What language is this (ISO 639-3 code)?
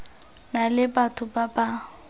tsn